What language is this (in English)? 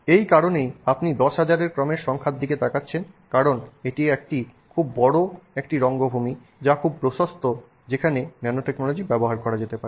Bangla